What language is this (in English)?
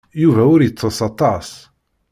Kabyle